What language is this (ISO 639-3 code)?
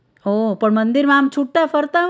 guj